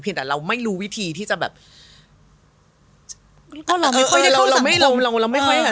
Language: Thai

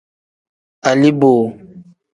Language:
Tem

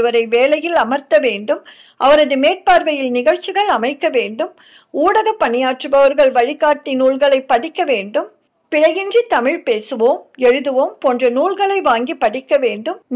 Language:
Tamil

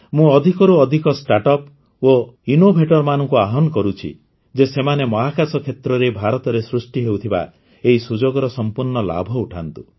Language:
Odia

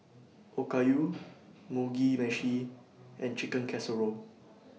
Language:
English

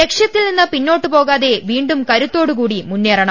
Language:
Malayalam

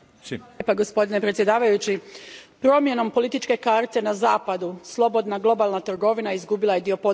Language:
Croatian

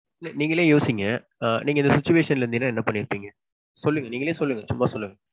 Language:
Tamil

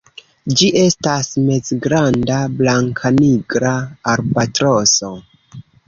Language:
Esperanto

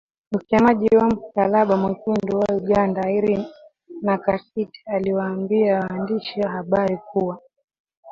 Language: Swahili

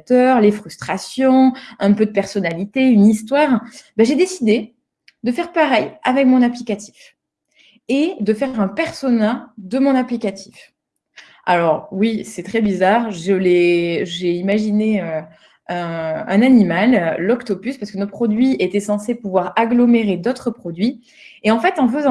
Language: French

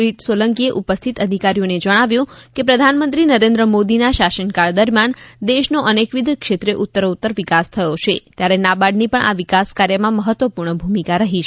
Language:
Gujarati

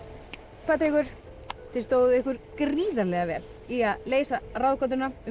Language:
Icelandic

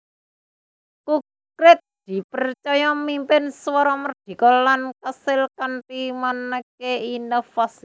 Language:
Javanese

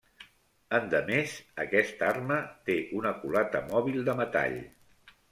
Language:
Catalan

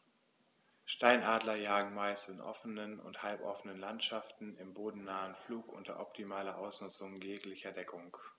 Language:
German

